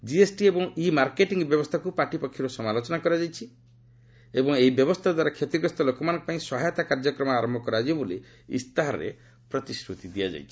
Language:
Odia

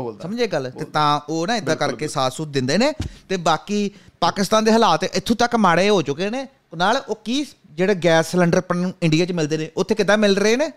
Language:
Punjabi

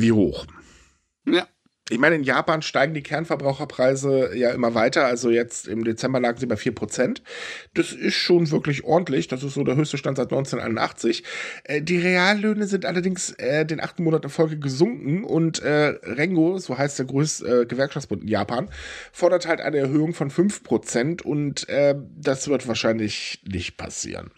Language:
German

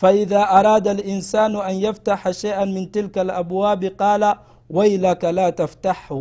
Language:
Swahili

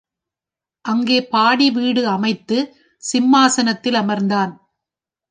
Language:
Tamil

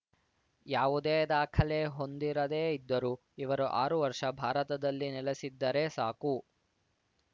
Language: Kannada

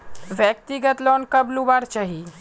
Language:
Magahi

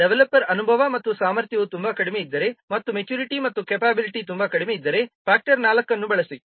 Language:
Kannada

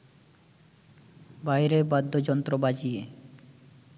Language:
Bangla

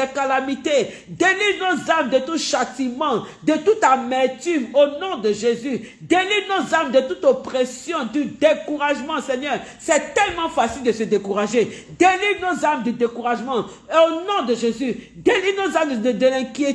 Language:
French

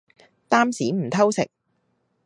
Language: Cantonese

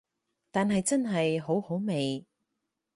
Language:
Cantonese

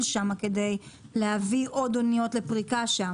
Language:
Hebrew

